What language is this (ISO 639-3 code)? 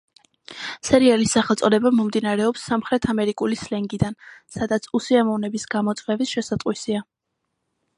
kat